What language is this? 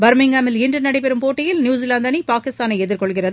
Tamil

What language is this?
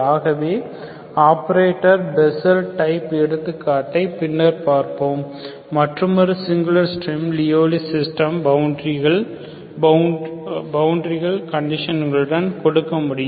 Tamil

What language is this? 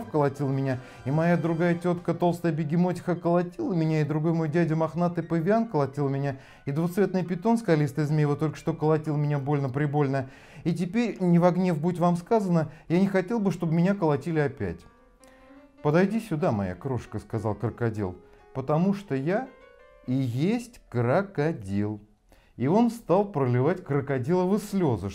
Russian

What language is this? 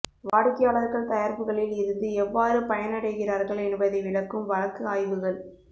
Tamil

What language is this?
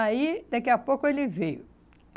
Portuguese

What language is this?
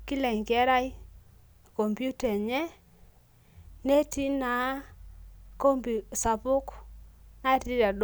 Masai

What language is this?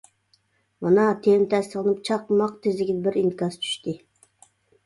Uyghur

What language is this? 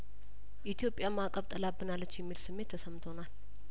Amharic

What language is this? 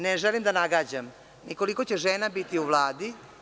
Serbian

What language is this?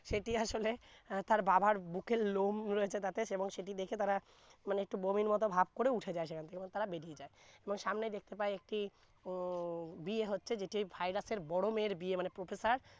Bangla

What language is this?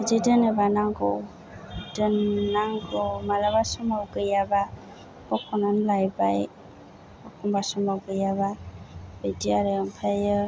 Bodo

